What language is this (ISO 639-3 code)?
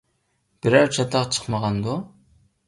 uig